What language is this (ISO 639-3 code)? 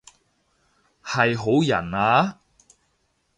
yue